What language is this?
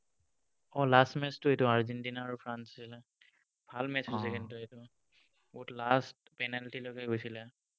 Assamese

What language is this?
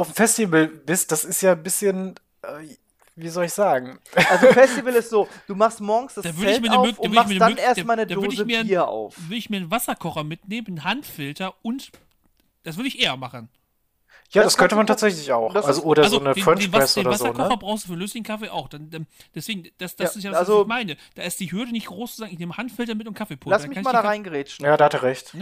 German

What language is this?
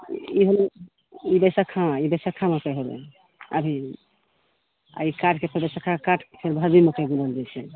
Maithili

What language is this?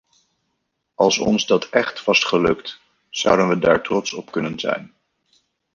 Dutch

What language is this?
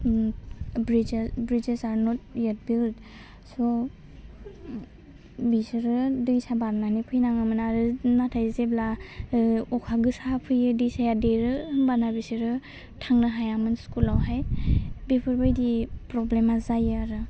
Bodo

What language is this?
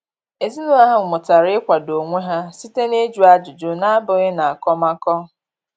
Igbo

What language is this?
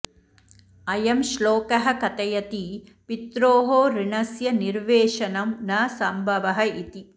Sanskrit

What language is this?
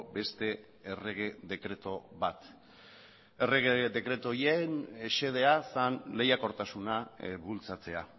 Basque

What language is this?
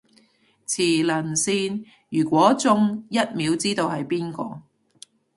Cantonese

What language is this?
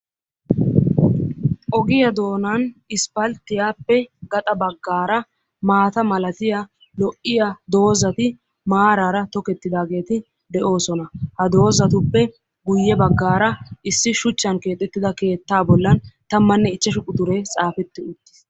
Wolaytta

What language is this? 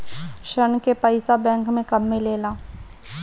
Bhojpuri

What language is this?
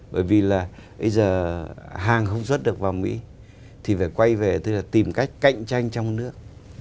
Vietnamese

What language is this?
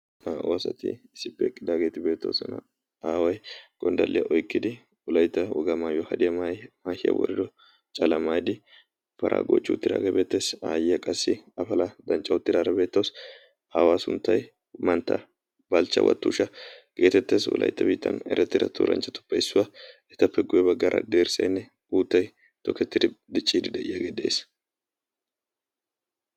Wolaytta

